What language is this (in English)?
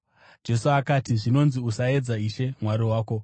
Shona